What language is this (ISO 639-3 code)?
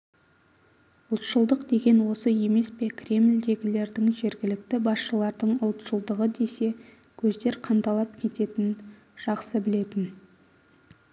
kaz